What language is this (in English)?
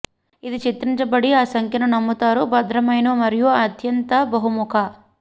Telugu